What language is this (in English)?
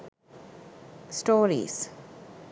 Sinhala